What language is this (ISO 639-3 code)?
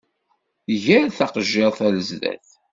kab